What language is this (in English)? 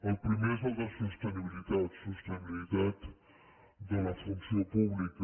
Catalan